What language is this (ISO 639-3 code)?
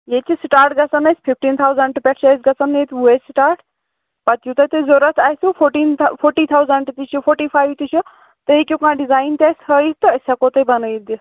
kas